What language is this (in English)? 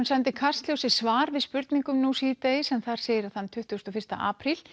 Icelandic